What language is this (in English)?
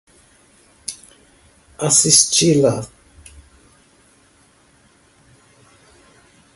Portuguese